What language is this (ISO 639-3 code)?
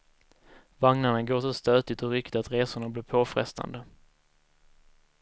swe